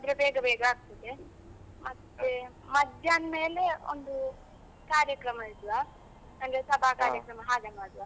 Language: Kannada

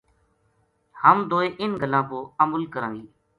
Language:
Gujari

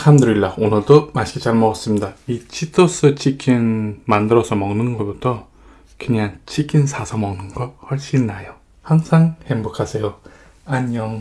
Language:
Korean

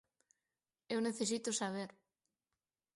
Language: Galician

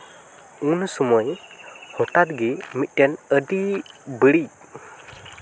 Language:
Santali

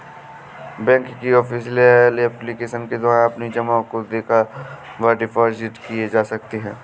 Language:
Hindi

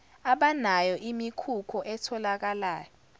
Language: Zulu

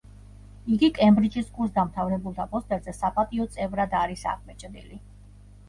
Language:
Georgian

